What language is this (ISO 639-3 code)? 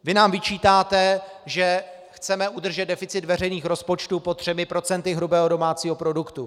ces